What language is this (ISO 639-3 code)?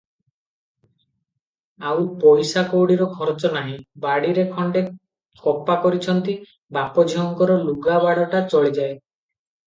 ori